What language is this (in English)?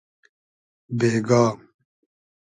Hazaragi